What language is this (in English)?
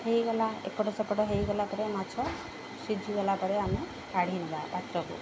Odia